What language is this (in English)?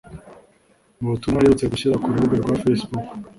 Kinyarwanda